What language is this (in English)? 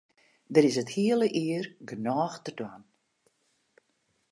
Western Frisian